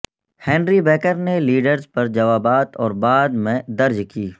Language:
Urdu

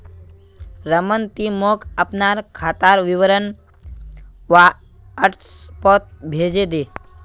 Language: Magahi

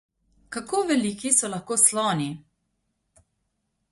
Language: Slovenian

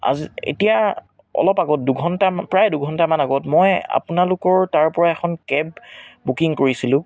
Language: Assamese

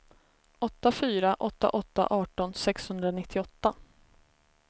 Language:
Swedish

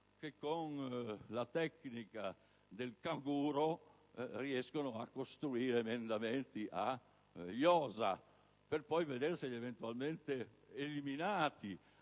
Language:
Italian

